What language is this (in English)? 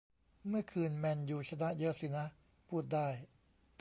Thai